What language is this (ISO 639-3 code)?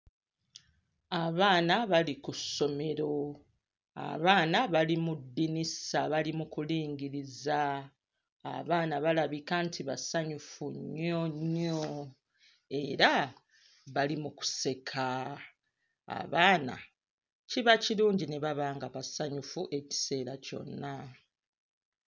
lug